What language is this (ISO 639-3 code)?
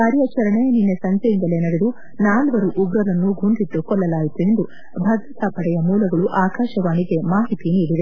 kan